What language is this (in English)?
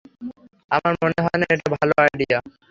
Bangla